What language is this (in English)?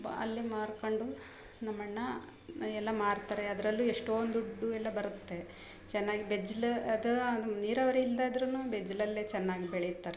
Kannada